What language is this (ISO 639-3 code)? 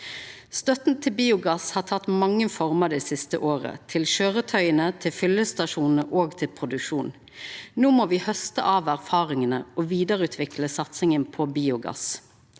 nor